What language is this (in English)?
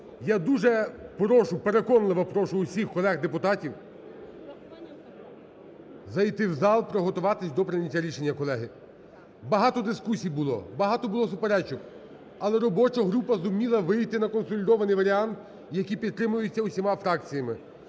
Ukrainian